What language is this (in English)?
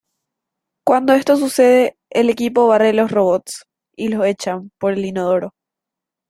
Spanish